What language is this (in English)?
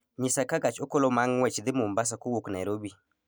Luo (Kenya and Tanzania)